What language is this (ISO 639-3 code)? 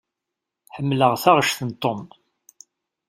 kab